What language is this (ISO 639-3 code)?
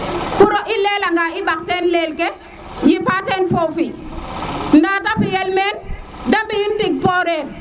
srr